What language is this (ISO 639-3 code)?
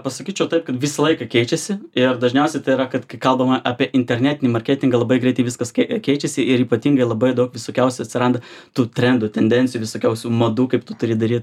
lit